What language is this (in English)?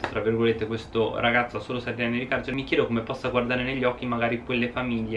Italian